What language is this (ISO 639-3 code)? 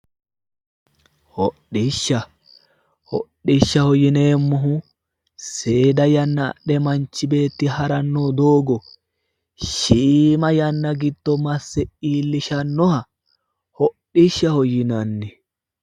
sid